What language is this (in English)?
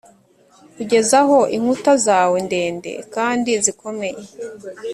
Kinyarwanda